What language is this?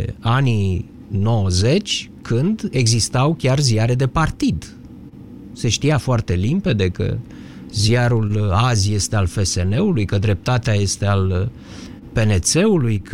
Romanian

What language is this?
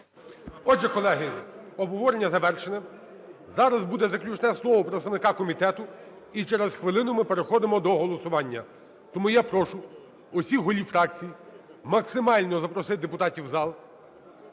Ukrainian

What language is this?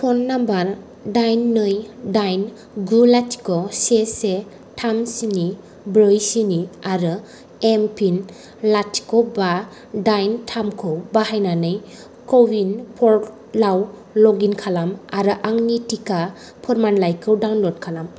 Bodo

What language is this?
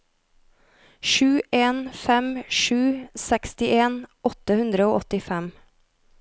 Norwegian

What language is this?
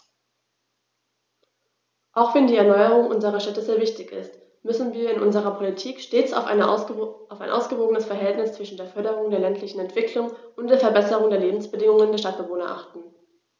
German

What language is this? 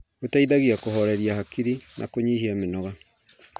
Kikuyu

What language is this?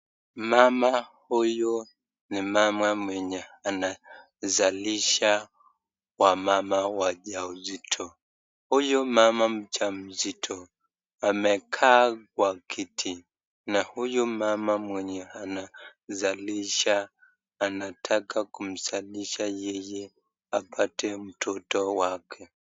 Swahili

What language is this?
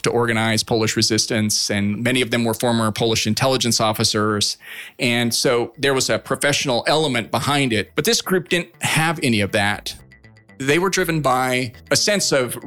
English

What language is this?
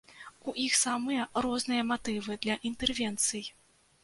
Belarusian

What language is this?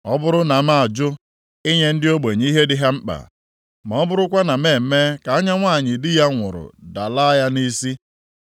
Igbo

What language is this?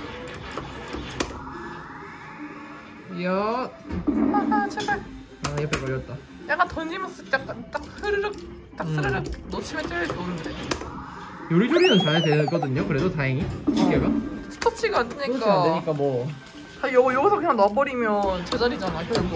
Korean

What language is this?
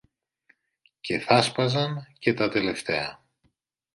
Greek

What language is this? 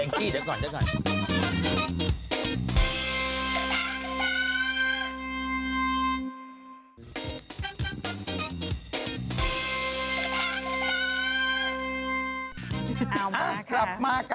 Thai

